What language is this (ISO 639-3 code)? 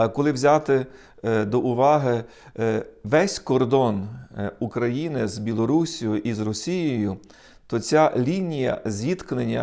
ukr